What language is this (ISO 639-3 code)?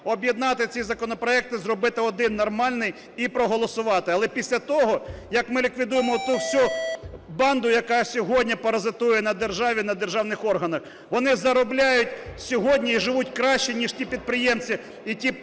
ukr